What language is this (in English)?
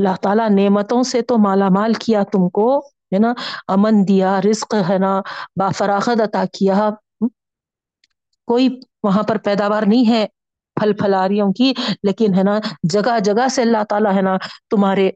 Urdu